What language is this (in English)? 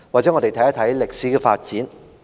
Cantonese